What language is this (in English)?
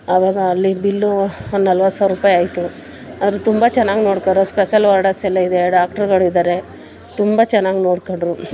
Kannada